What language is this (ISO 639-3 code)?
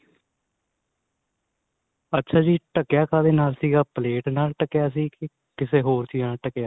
pan